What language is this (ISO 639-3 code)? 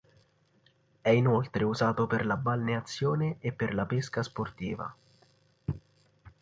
ita